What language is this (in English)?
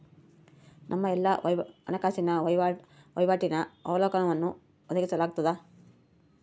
Kannada